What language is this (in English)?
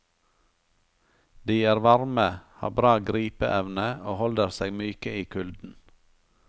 Norwegian